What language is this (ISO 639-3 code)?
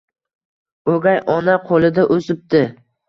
uzb